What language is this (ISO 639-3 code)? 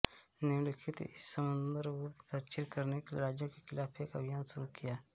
hin